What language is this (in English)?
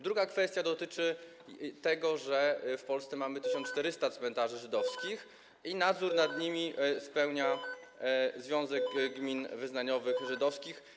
Polish